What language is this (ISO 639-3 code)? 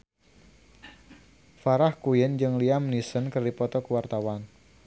sun